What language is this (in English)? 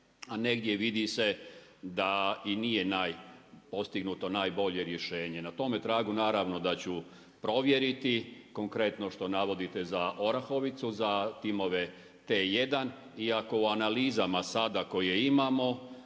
Croatian